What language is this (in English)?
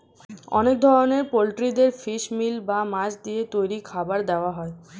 Bangla